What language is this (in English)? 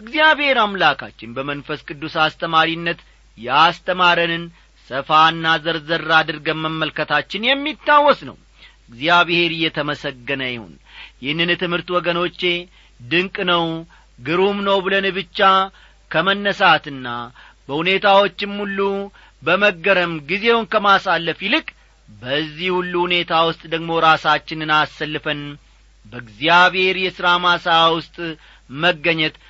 Amharic